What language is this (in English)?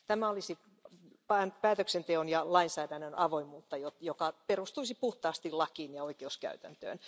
Finnish